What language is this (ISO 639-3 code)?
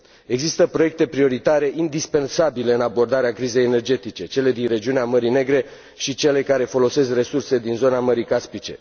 ron